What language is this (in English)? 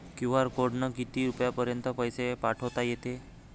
Marathi